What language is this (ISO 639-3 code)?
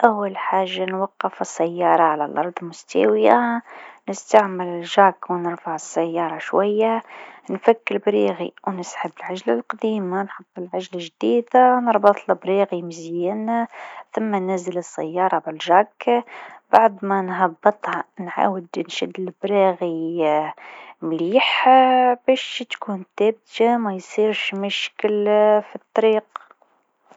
aeb